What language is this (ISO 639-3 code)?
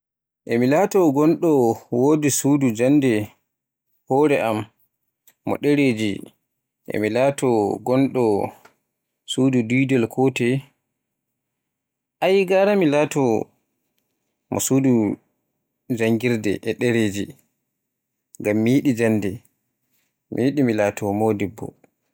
fue